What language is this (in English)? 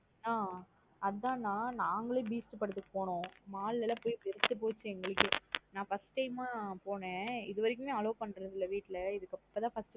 Tamil